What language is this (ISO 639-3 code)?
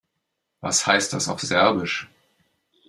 deu